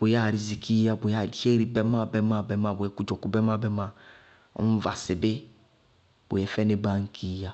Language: Bago-Kusuntu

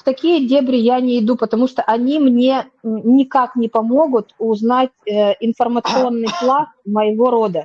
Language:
Russian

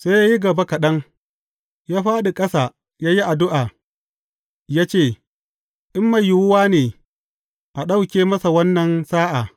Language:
Hausa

